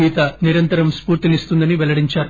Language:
Telugu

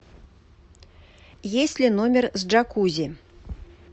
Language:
Russian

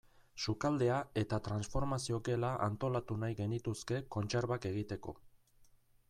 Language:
Basque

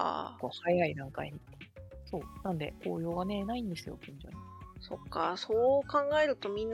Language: Japanese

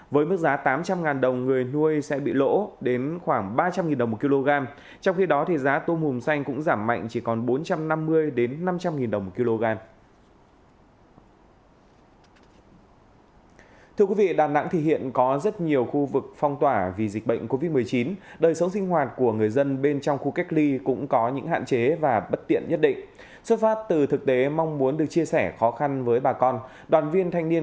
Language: Vietnamese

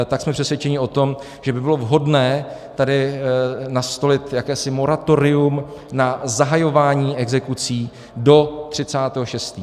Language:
Czech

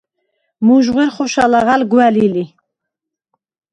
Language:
Svan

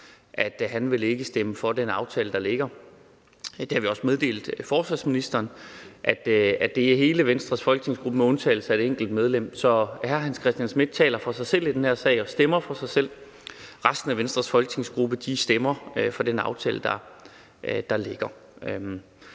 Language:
Danish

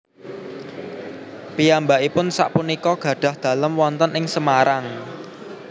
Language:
Javanese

